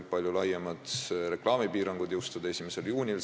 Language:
Estonian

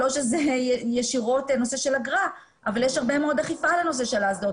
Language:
Hebrew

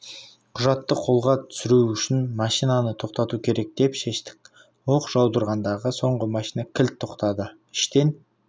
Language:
Kazakh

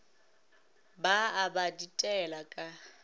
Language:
Northern Sotho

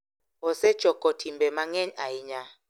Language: Luo (Kenya and Tanzania)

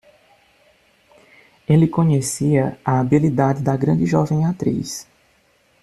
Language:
Portuguese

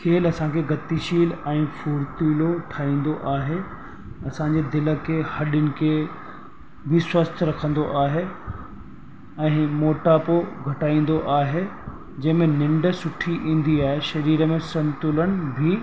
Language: Sindhi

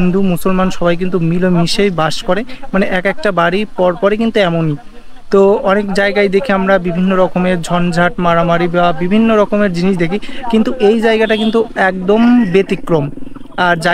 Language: Bangla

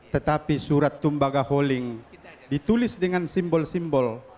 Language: Indonesian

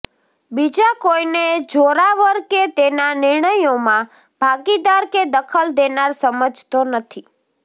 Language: Gujarati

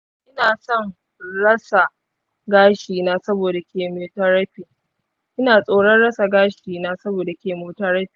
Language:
Hausa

